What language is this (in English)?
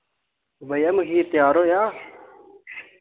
Dogri